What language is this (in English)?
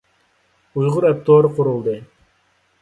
Uyghur